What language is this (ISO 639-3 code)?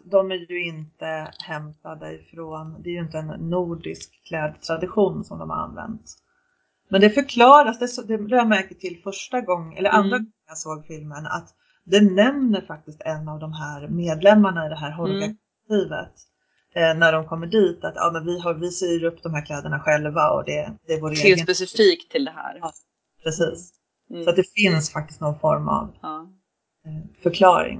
swe